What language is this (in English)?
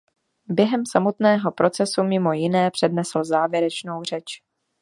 Czech